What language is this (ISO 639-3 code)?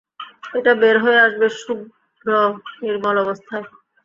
ben